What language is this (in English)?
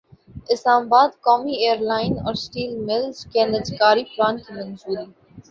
Urdu